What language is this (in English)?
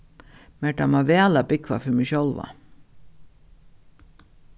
Faroese